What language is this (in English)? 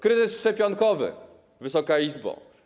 Polish